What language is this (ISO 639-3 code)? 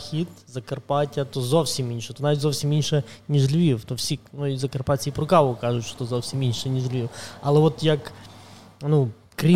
ukr